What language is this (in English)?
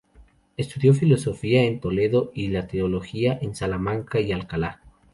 Spanish